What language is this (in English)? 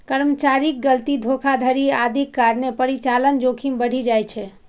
Maithili